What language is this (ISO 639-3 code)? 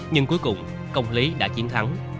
vie